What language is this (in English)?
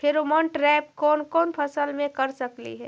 Magahi